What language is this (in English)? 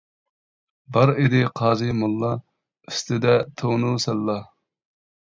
Uyghur